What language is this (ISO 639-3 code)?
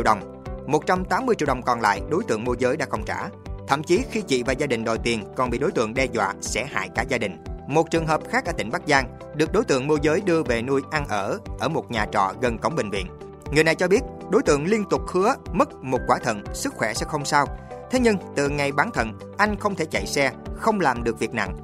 vie